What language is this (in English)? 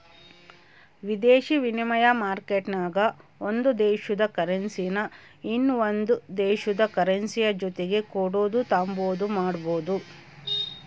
Kannada